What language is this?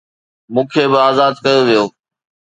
Sindhi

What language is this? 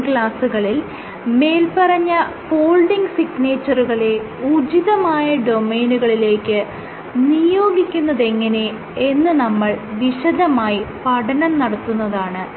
Malayalam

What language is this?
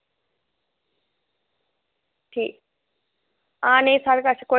Dogri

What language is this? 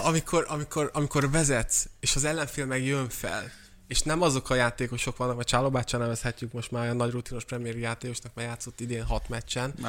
Hungarian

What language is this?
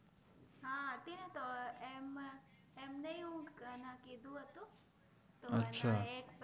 Gujarati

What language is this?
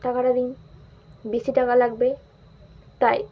Bangla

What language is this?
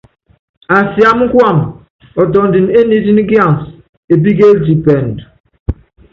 Yangben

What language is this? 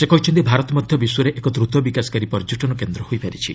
Odia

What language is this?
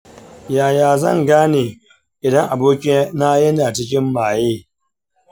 Hausa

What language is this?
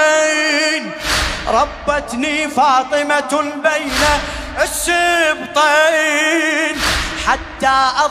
Arabic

